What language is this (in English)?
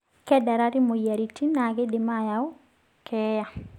Masai